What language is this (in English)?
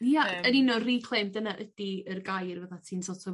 Welsh